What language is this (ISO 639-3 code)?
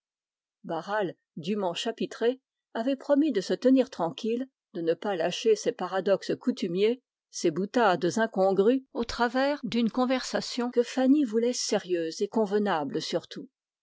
fra